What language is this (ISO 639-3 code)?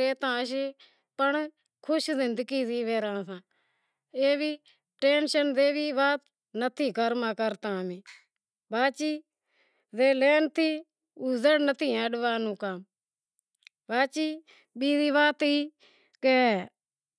kxp